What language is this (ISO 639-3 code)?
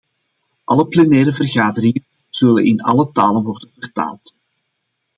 nld